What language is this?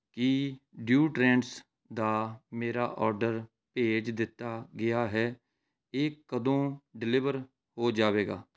Punjabi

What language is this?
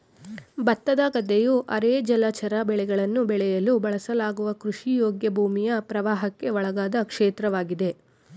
Kannada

